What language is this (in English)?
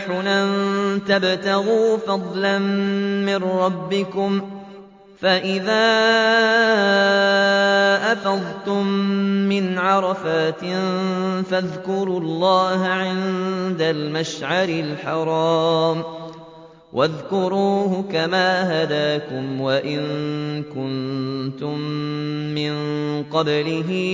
Arabic